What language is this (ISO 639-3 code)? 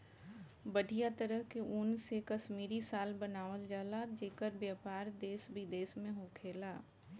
bho